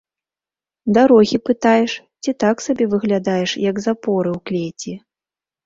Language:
Belarusian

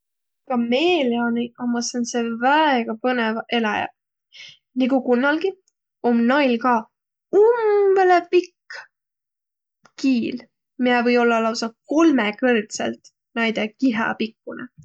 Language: Võro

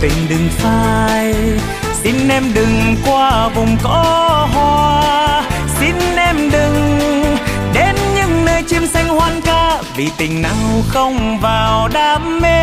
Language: Vietnamese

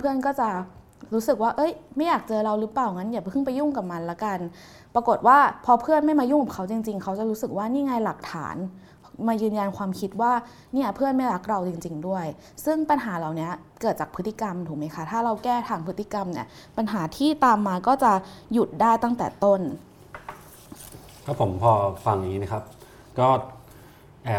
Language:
Thai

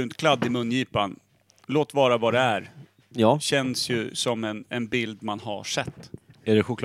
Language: Swedish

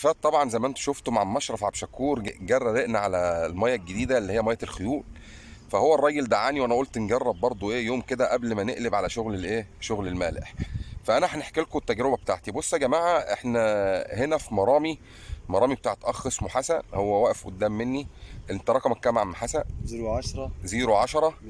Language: Arabic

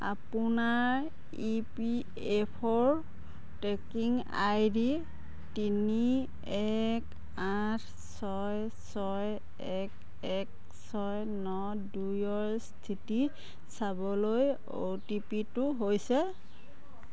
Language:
Assamese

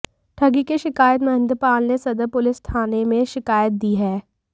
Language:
Hindi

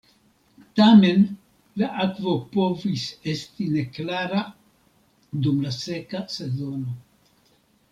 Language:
Esperanto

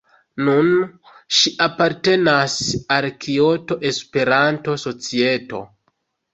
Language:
Esperanto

